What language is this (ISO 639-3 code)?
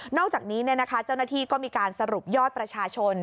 tha